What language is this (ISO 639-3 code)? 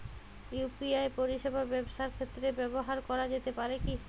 ben